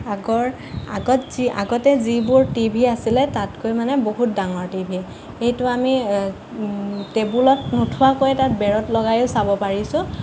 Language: Assamese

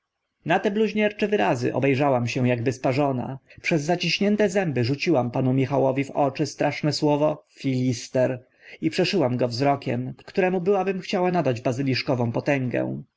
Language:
Polish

